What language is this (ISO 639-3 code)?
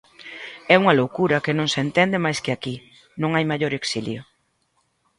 glg